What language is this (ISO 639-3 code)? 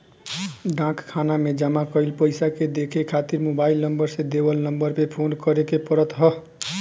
bho